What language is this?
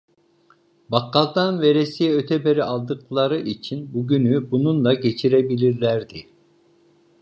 Turkish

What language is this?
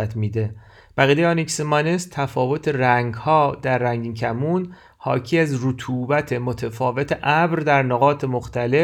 Persian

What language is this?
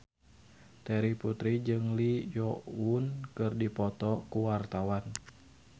Sundanese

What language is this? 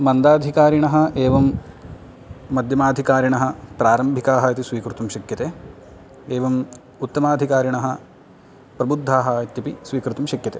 Sanskrit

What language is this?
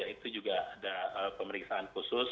Indonesian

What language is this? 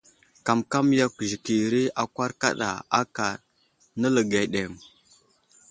Wuzlam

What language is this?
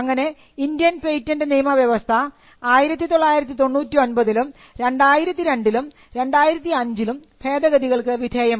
Malayalam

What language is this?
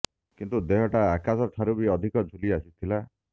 Odia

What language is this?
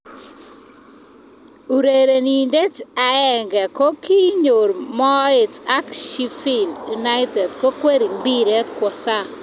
Kalenjin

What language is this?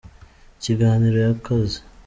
Kinyarwanda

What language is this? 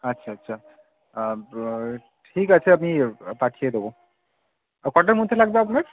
Bangla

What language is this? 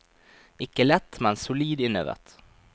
Norwegian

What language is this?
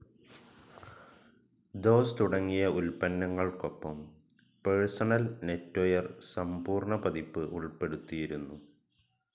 Malayalam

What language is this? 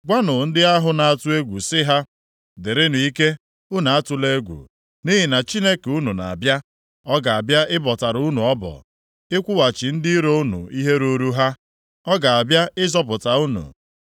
Igbo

